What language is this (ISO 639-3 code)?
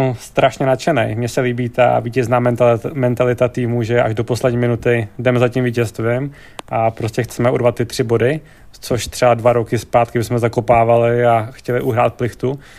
ces